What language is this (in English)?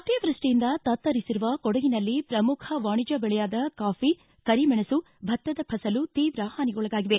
Kannada